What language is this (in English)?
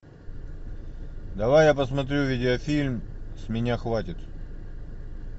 Russian